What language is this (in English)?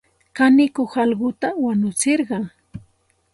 Santa Ana de Tusi Pasco Quechua